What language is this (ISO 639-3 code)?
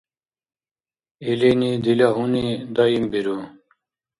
dar